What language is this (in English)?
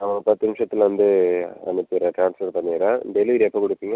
Tamil